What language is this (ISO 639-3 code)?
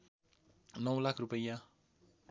nep